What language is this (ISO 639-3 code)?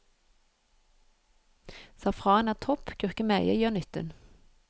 nor